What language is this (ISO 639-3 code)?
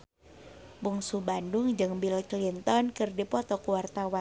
sun